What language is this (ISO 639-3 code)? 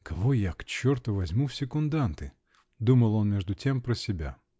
rus